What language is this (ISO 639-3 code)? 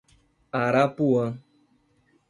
por